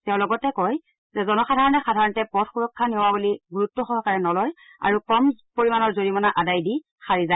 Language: Assamese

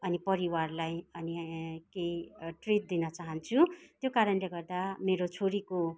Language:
Nepali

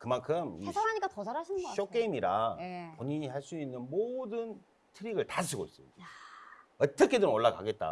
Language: Korean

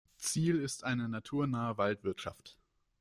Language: German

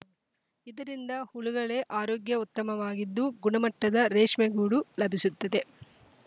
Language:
Kannada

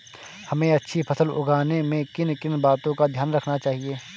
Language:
Hindi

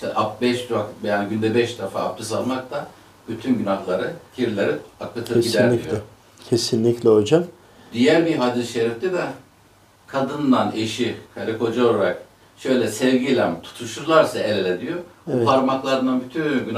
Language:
Turkish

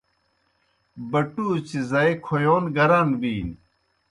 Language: Kohistani Shina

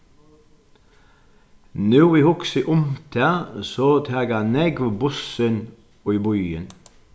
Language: Faroese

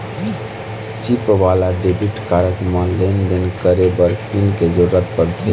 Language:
Chhattisgarhi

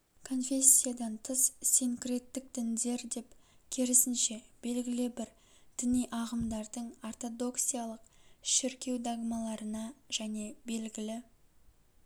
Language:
Kazakh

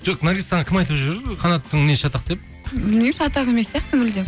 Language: Kazakh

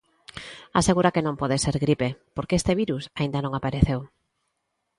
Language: Galician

